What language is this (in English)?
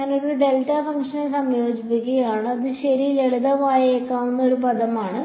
Malayalam